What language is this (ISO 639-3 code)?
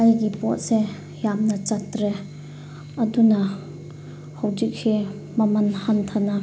mni